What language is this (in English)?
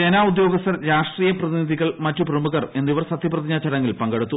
Malayalam